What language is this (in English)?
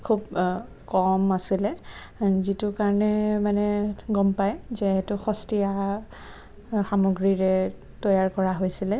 Assamese